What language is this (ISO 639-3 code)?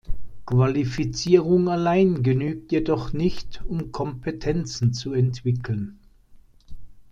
deu